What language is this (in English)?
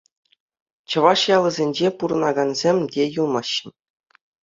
Chuvash